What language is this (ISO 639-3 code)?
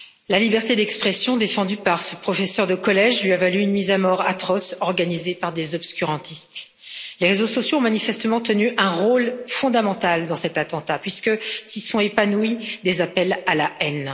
fra